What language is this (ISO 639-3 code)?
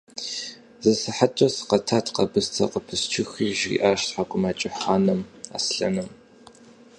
kbd